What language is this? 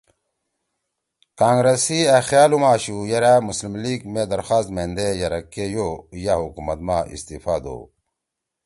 Torwali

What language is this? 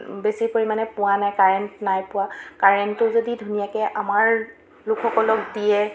Assamese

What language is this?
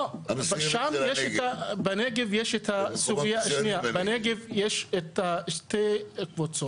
Hebrew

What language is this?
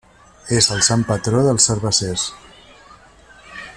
Catalan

